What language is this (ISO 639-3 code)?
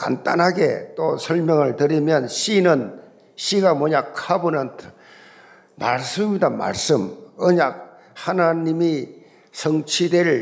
kor